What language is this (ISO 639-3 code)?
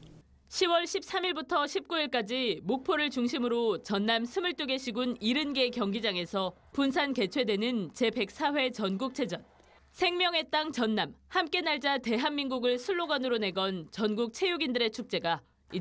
kor